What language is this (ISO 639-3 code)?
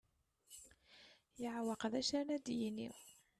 kab